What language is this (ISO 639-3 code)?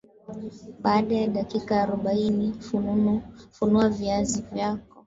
swa